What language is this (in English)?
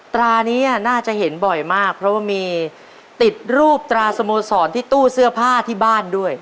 Thai